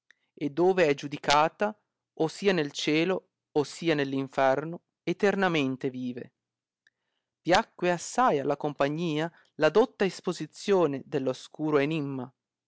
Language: Italian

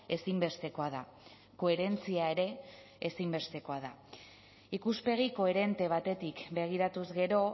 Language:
Basque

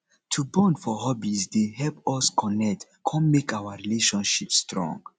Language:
Nigerian Pidgin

